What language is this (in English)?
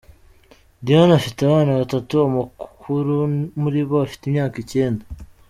Kinyarwanda